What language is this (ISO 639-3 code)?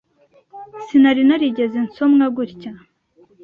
kin